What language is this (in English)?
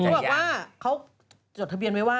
Thai